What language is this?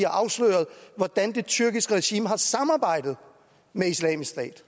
Danish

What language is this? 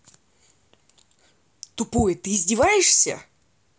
Russian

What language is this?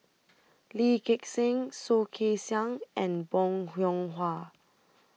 English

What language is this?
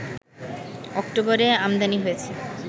Bangla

